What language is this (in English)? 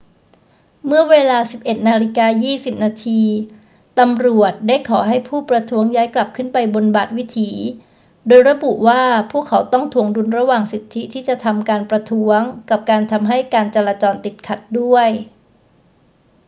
Thai